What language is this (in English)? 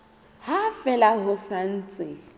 Southern Sotho